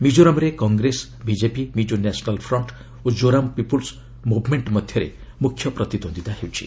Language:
Odia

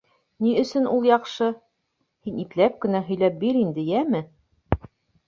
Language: Bashkir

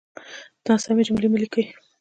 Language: Pashto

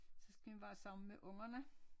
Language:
Danish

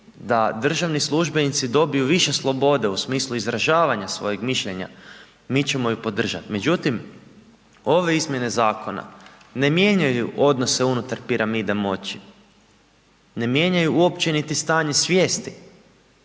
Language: Croatian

